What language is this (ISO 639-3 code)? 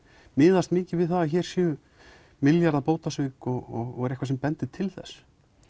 isl